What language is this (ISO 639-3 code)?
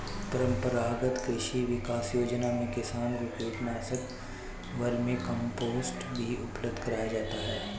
hin